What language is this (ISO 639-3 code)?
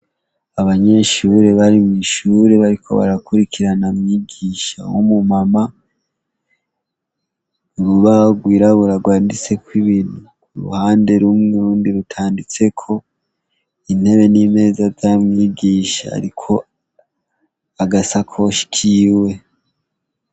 run